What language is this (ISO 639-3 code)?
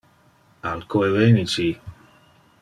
ina